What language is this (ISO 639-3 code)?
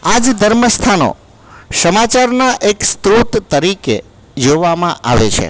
guj